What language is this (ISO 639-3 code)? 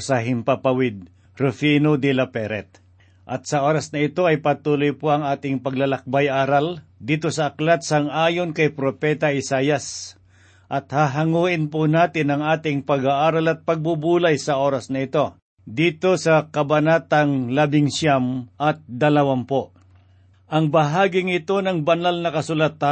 fil